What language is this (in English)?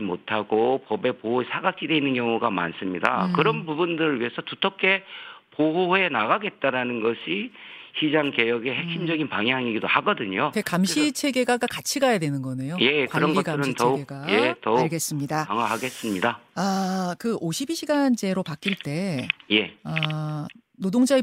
Korean